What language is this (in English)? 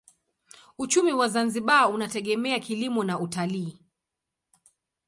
Swahili